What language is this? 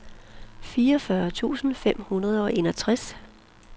Danish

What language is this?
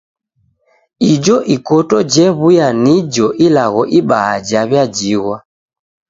Taita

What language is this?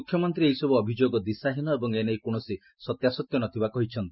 Odia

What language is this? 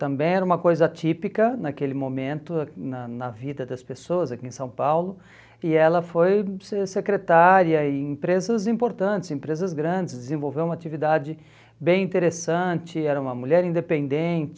Portuguese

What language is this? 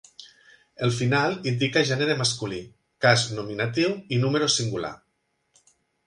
Catalan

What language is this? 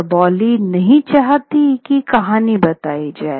Hindi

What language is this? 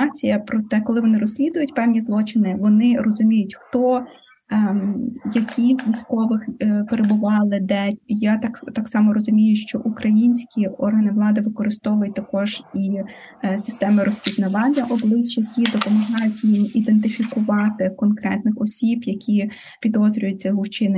Ukrainian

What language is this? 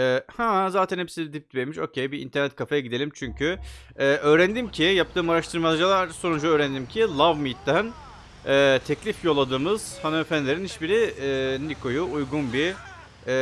Turkish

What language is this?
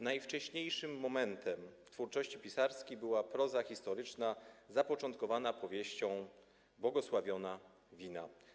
Polish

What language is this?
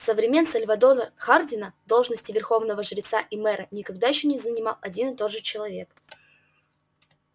Russian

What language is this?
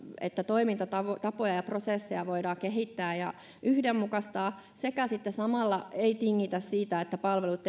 Finnish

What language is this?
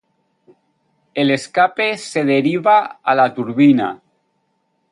Spanish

